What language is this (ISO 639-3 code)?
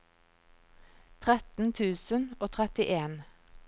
nor